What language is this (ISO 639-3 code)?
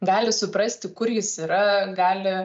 lit